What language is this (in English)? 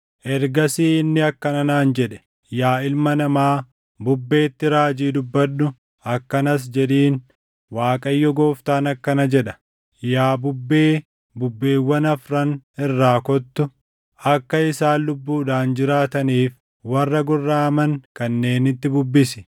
Oromo